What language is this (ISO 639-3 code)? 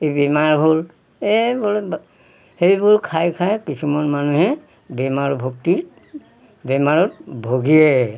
asm